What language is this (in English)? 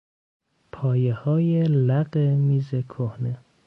Persian